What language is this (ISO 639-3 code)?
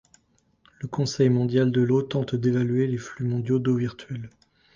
fra